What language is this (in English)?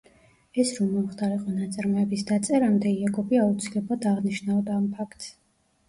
Georgian